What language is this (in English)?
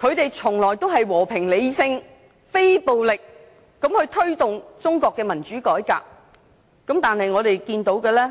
Cantonese